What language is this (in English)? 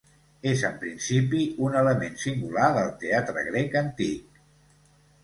Catalan